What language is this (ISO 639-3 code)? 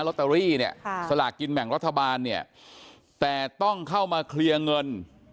tha